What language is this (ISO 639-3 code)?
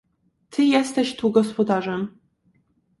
pol